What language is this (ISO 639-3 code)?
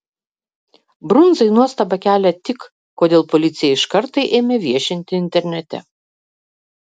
lit